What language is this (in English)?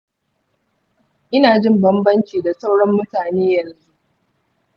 Hausa